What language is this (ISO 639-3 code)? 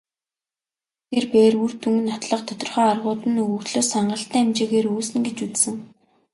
mon